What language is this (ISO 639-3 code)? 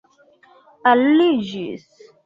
epo